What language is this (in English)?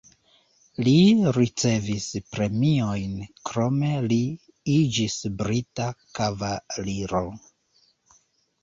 Esperanto